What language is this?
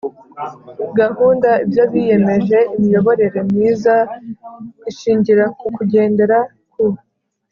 Kinyarwanda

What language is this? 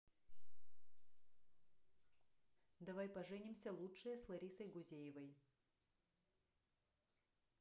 Russian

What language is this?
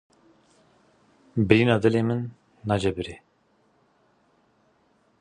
Kurdish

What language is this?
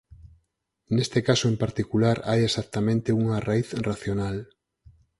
Galician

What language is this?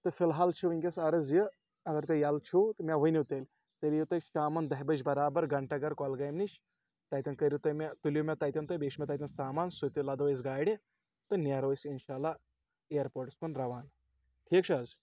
Kashmiri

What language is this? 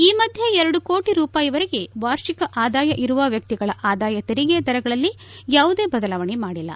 Kannada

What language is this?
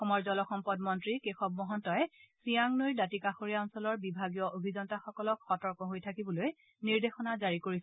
Assamese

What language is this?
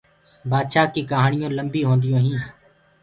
Gurgula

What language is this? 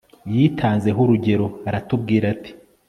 Kinyarwanda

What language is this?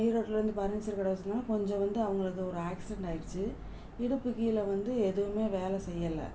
Tamil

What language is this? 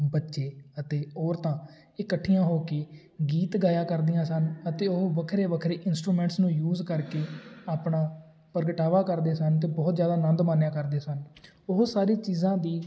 Punjabi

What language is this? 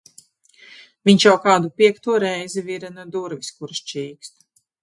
Latvian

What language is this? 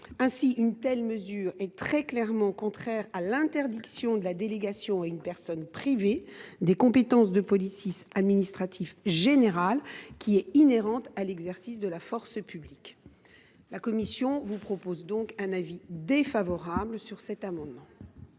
French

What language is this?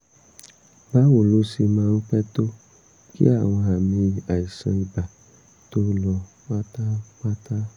Yoruba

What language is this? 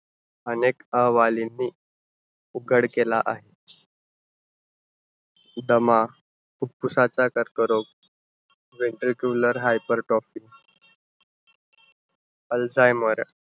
Marathi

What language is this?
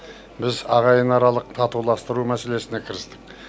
Kazakh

